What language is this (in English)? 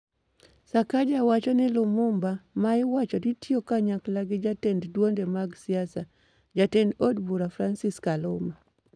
Luo (Kenya and Tanzania)